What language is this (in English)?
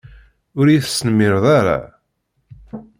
Kabyle